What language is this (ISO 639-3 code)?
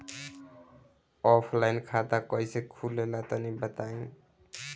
bho